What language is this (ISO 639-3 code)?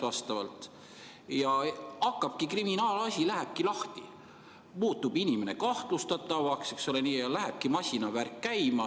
est